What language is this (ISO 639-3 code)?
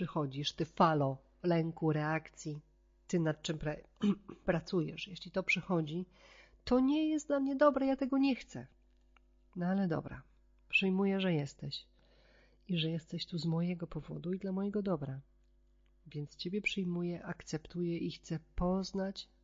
pol